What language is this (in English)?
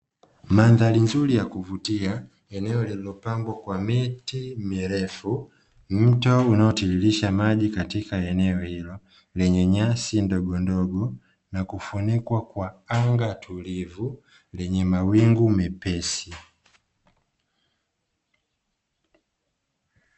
Swahili